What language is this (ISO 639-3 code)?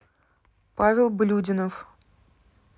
rus